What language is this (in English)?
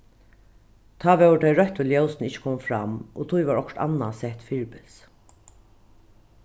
Faroese